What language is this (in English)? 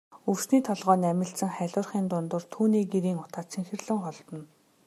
Mongolian